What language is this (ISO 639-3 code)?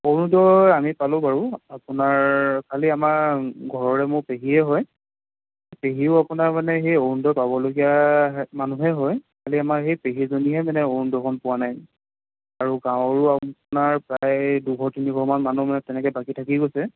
asm